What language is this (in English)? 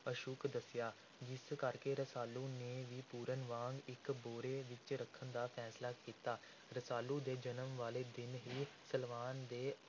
Punjabi